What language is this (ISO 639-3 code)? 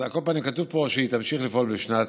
heb